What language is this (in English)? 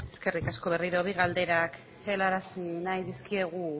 Basque